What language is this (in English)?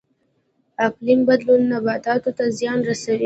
Pashto